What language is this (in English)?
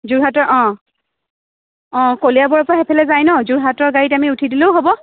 Assamese